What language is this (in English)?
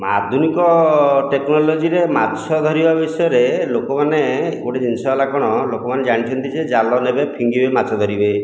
Odia